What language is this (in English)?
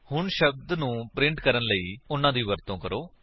Punjabi